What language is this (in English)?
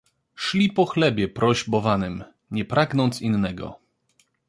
Polish